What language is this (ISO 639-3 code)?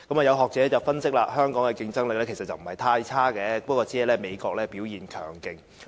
yue